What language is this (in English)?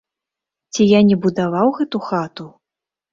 Belarusian